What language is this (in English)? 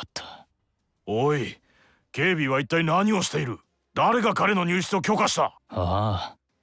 Japanese